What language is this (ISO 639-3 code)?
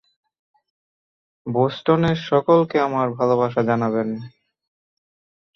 ben